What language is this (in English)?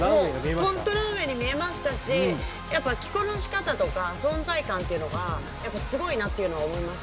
Japanese